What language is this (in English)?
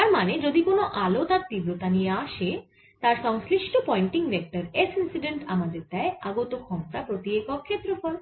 Bangla